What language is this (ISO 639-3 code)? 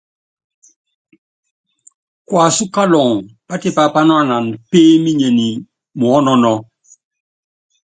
yav